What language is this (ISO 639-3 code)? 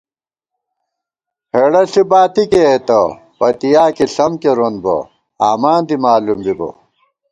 gwt